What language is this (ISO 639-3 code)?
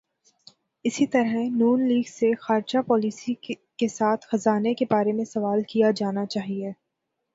urd